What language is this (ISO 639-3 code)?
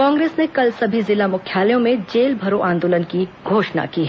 hin